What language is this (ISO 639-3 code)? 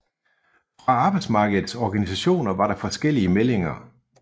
dan